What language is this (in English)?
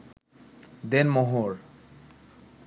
Bangla